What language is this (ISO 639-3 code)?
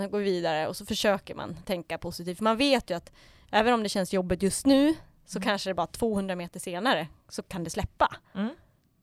swe